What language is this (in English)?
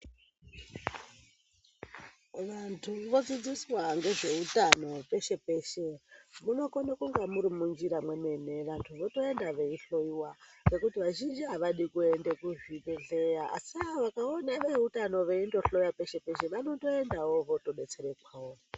Ndau